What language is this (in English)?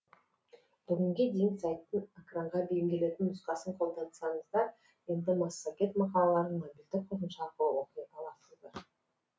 Kazakh